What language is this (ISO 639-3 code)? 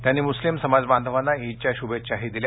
mar